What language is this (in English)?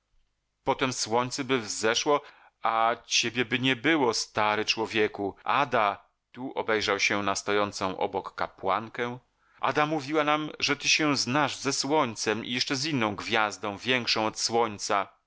Polish